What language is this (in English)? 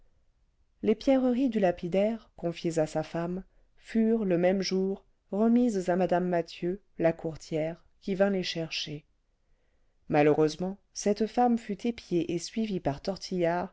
French